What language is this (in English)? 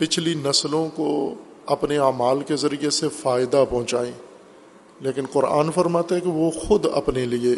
Urdu